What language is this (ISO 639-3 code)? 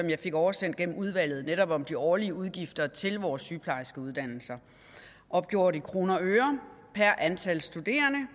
dan